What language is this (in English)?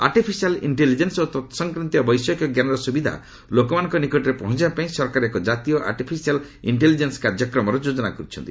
Odia